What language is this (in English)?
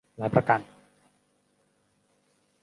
Thai